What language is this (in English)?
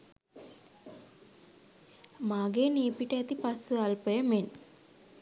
Sinhala